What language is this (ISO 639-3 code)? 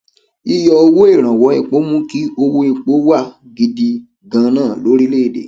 yor